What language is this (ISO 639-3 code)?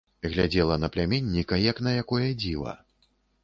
bel